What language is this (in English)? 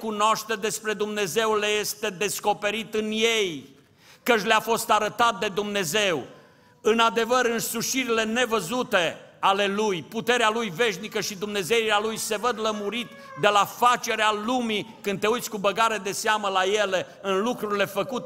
Romanian